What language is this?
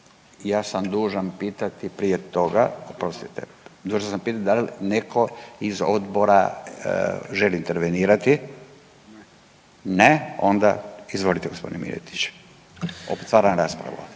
Croatian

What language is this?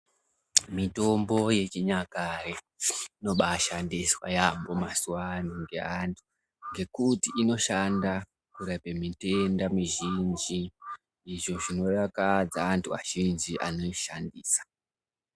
Ndau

